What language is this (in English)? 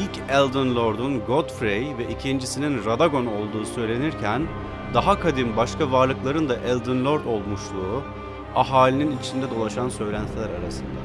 Turkish